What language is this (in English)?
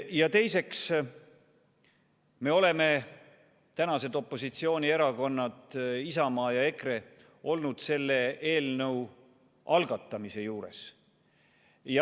Estonian